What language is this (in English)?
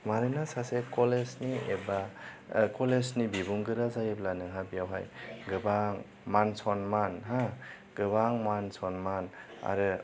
Bodo